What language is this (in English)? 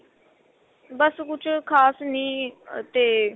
Punjabi